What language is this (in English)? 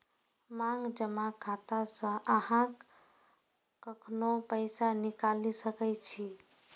Maithili